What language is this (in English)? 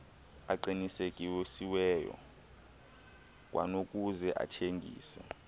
Xhosa